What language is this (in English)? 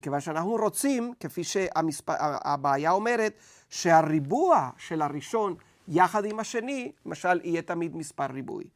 Hebrew